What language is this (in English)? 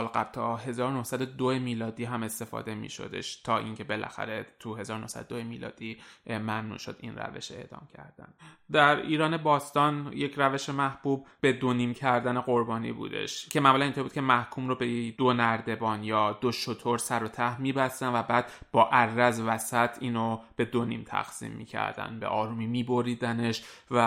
Persian